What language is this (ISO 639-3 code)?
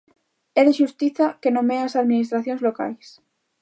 glg